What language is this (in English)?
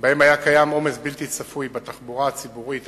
Hebrew